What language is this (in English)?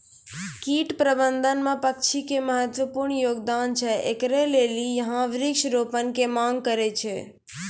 Maithili